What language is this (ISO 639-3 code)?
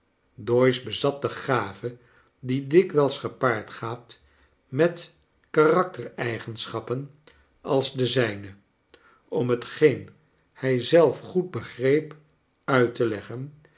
nld